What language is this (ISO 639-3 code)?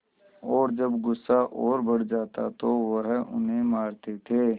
hin